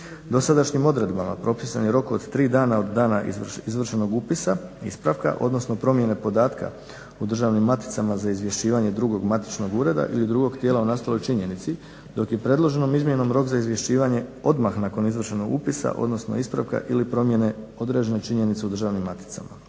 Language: Croatian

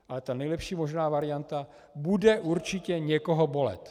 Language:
Czech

